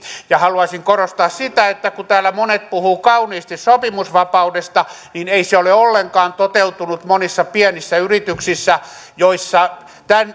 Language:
Finnish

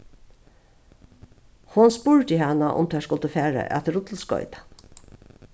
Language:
Faroese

